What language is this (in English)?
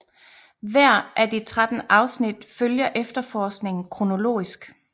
Danish